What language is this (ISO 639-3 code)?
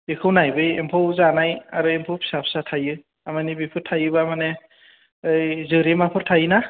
brx